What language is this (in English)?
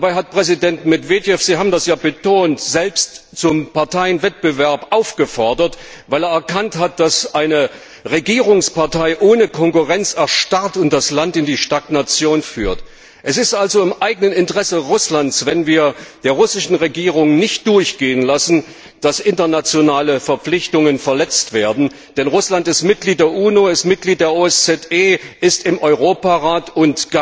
German